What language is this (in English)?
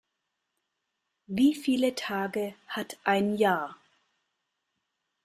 German